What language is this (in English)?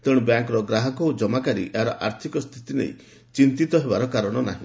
Odia